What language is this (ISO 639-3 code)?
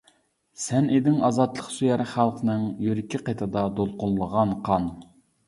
uig